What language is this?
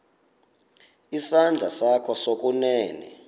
Xhosa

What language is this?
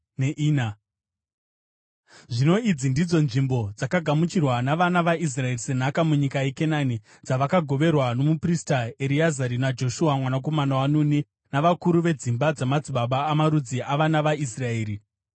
Shona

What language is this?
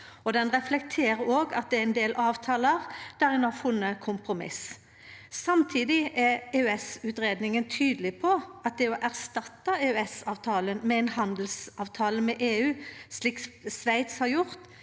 Norwegian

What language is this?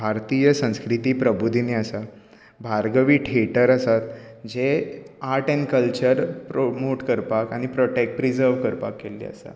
Konkani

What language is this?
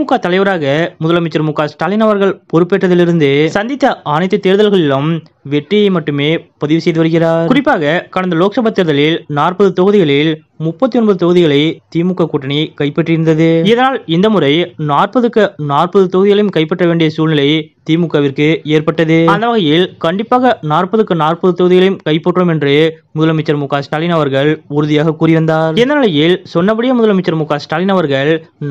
Tamil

